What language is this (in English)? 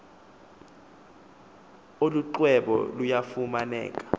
Xhosa